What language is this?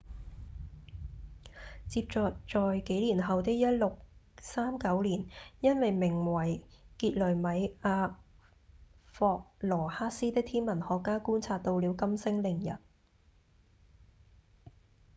Cantonese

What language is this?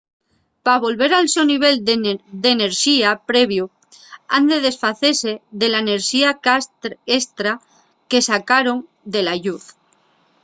Asturian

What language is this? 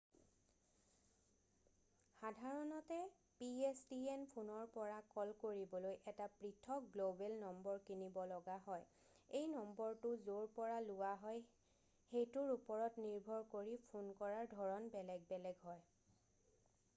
Assamese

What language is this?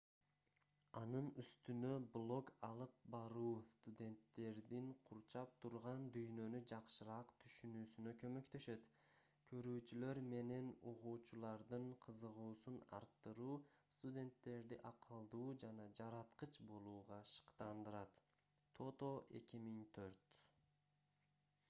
Kyrgyz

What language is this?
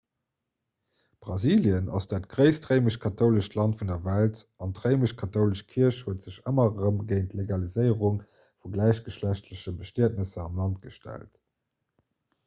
Luxembourgish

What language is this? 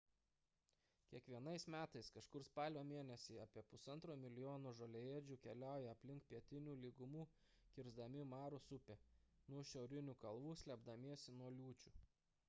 Lithuanian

